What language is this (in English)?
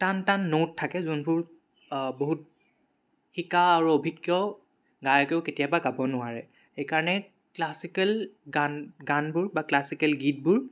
Assamese